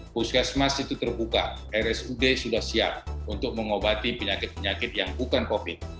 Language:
Indonesian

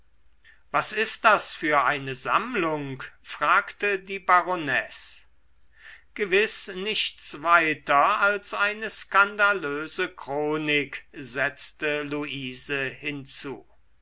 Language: German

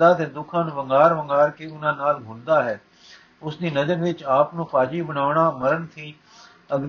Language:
Punjabi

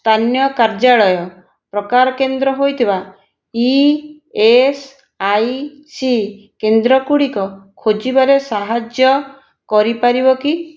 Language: Odia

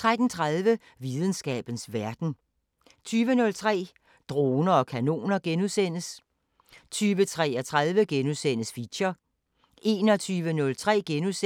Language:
Danish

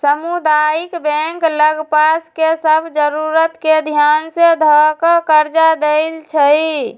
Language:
Magahi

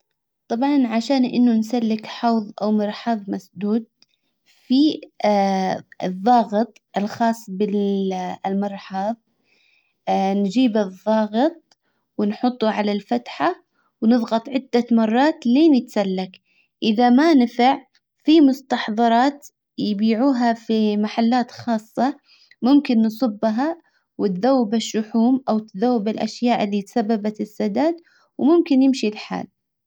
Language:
Hijazi Arabic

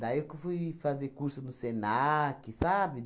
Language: Portuguese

